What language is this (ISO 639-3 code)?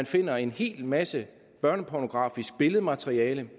dan